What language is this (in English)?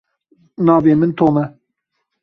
Kurdish